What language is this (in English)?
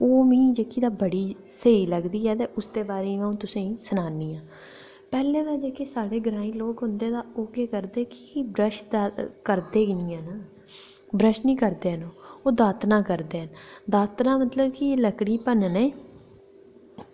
Dogri